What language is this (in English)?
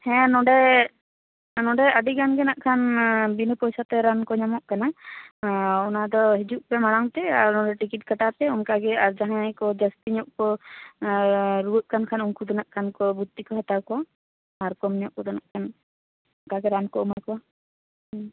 Santali